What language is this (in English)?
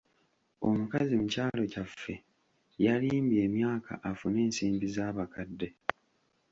Ganda